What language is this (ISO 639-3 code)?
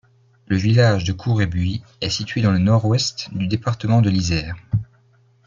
fra